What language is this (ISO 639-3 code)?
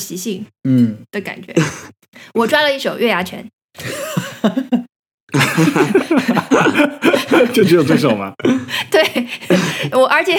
zho